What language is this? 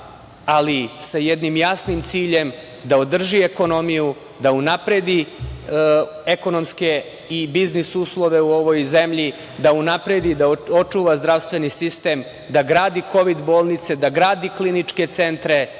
Serbian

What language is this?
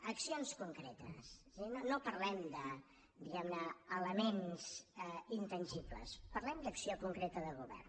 Catalan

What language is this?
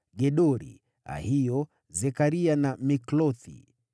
Swahili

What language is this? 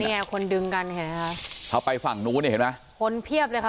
Thai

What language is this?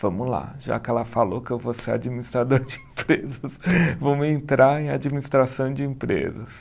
Portuguese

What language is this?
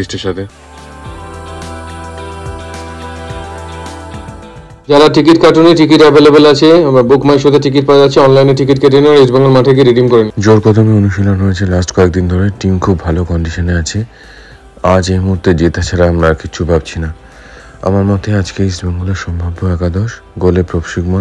Bangla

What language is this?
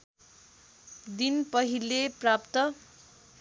Nepali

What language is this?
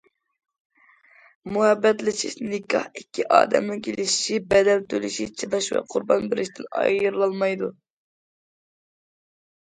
Uyghur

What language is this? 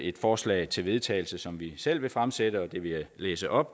Danish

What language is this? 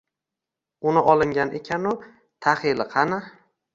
Uzbek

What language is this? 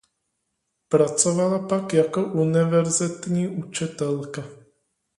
Czech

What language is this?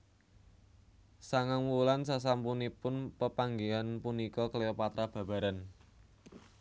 Javanese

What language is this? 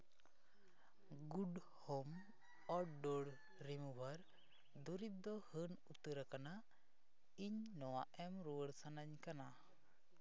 Santali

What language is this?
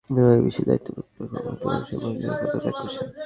Bangla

